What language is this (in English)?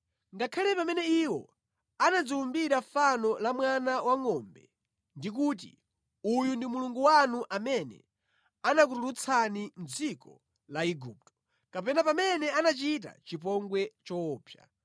Nyanja